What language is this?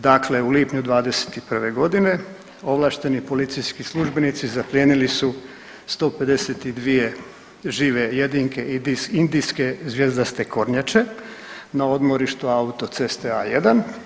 Croatian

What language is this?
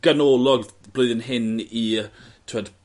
Welsh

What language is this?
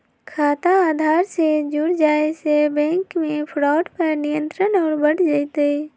Magahi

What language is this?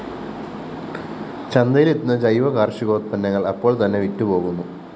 Malayalam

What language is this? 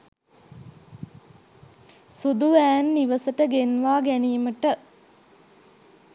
Sinhala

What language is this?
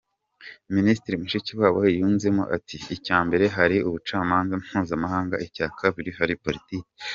Kinyarwanda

